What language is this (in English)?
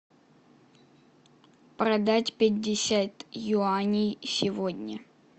Russian